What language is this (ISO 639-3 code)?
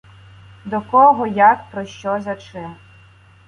ukr